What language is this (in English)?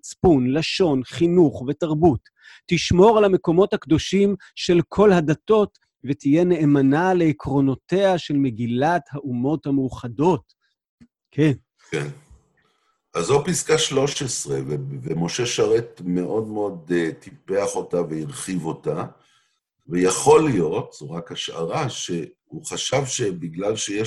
Hebrew